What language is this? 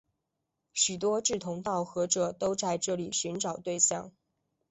Chinese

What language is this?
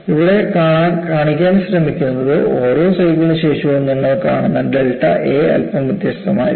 Malayalam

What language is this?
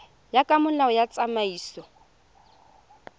Tswana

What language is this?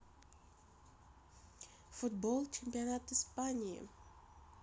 Russian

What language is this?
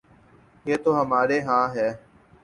Urdu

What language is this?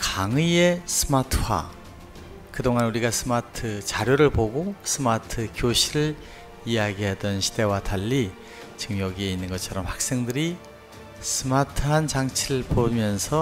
Korean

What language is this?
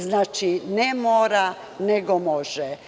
Serbian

